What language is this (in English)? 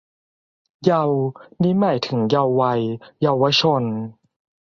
Thai